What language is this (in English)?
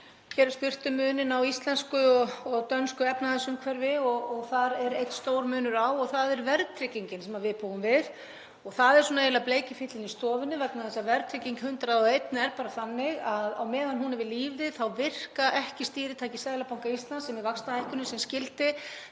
Icelandic